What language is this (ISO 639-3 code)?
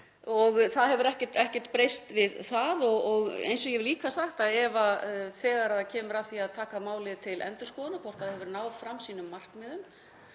isl